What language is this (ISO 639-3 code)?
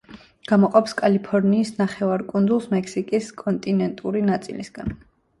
kat